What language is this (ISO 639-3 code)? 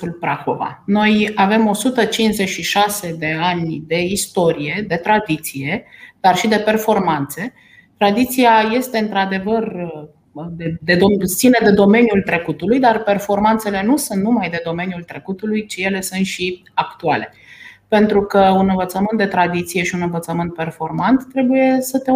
ron